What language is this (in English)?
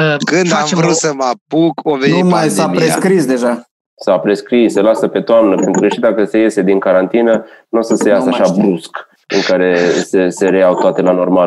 Romanian